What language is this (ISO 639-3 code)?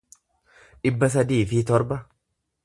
orm